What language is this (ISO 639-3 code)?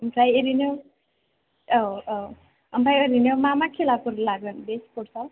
brx